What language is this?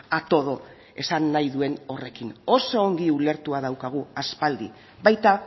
Basque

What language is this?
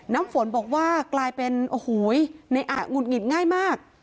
Thai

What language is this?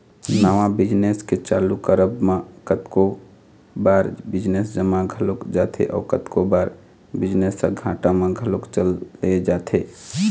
Chhattisgarhi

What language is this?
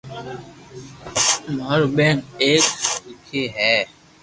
Loarki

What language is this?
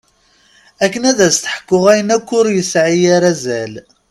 Kabyle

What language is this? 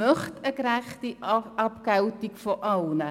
Swiss German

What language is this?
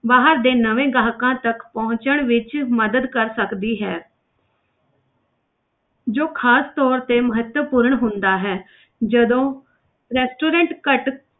Punjabi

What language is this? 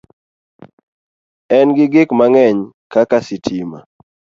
Luo (Kenya and Tanzania)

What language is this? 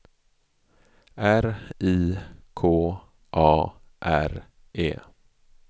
Swedish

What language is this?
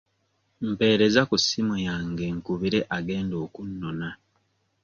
Ganda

